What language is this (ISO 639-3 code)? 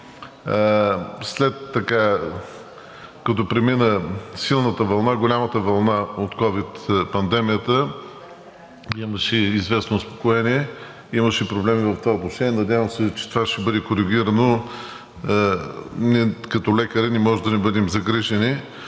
bul